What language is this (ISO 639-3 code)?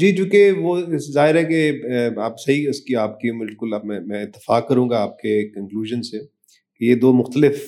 urd